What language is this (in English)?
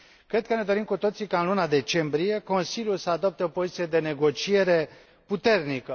Romanian